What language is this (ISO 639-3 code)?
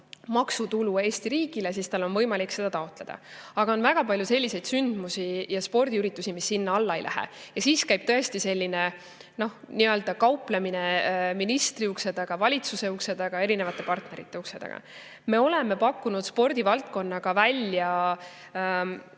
est